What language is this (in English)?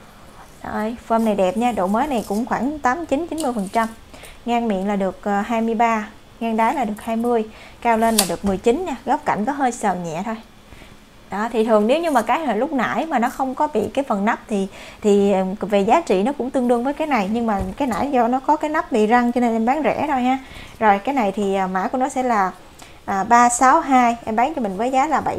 Vietnamese